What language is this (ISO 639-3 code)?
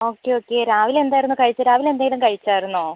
mal